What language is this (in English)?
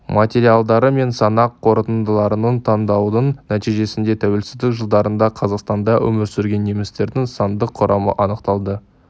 Kazakh